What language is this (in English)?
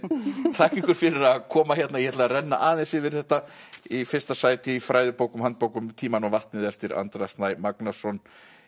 Icelandic